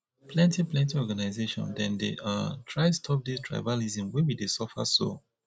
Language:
Nigerian Pidgin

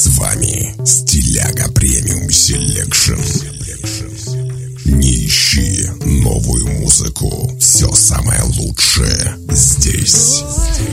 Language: Russian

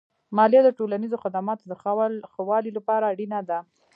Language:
Pashto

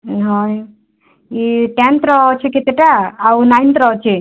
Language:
Odia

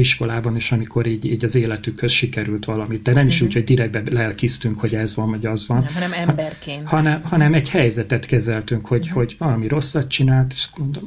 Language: Hungarian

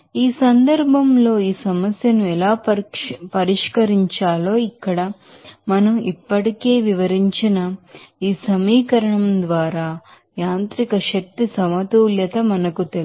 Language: Telugu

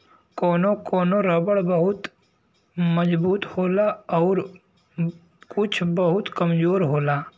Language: Bhojpuri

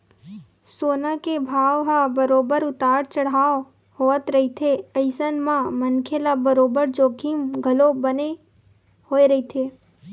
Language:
Chhattisgarhi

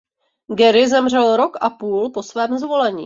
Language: Czech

